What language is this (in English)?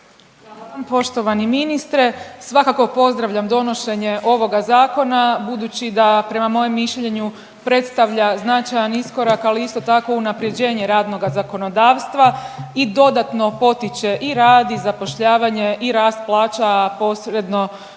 Croatian